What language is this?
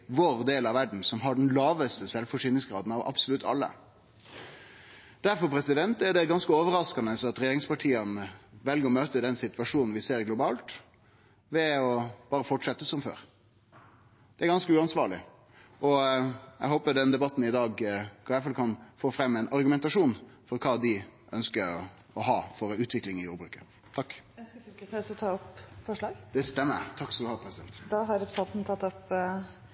Norwegian Nynorsk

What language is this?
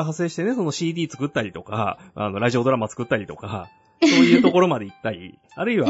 Japanese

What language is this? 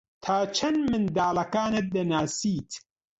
Central Kurdish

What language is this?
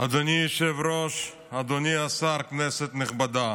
Hebrew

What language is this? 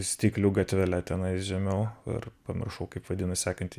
Lithuanian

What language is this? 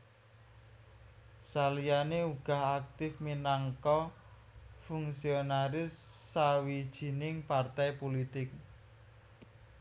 Javanese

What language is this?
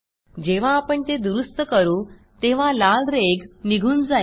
Marathi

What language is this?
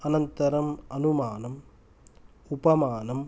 Sanskrit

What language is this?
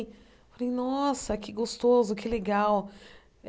Portuguese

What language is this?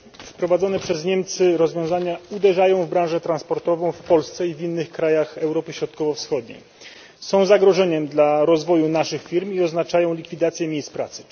Polish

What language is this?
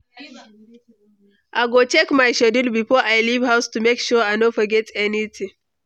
Nigerian Pidgin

